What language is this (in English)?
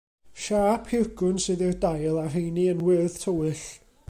Welsh